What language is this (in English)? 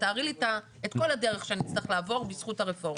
Hebrew